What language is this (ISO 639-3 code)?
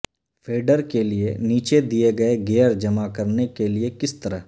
urd